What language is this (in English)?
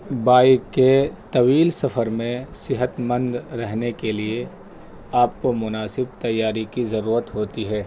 Urdu